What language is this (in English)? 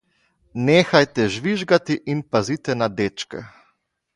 Slovenian